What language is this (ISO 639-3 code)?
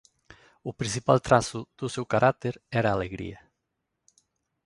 glg